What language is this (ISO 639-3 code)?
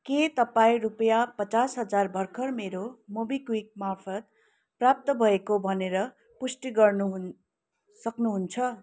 nep